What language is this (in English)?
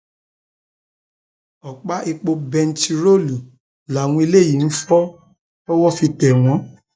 Yoruba